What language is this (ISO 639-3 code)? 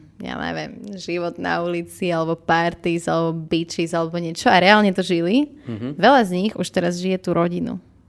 slk